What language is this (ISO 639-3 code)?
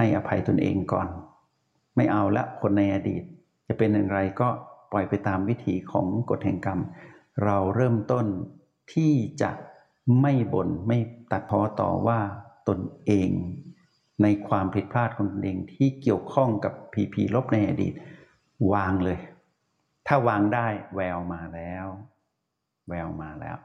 tha